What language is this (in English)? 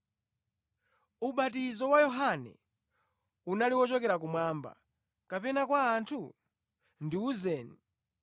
Nyanja